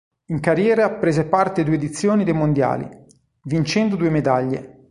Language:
Italian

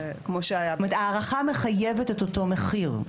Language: Hebrew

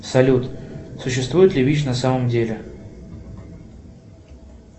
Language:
Russian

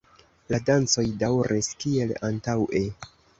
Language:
Esperanto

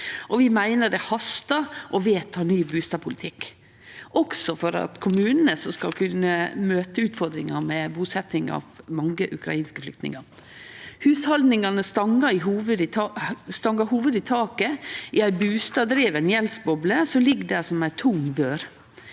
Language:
Norwegian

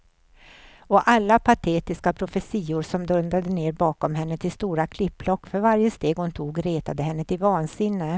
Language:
Swedish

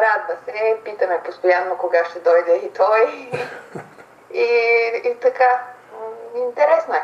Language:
Bulgarian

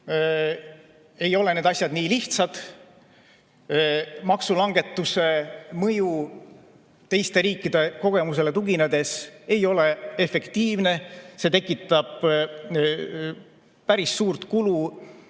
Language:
Estonian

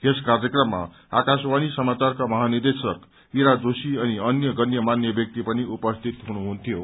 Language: Nepali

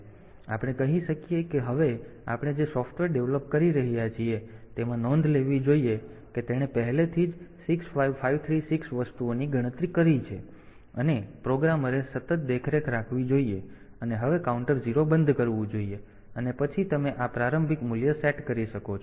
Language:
Gujarati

